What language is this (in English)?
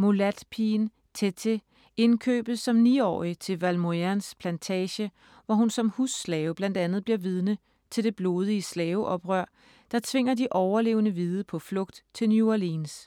Danish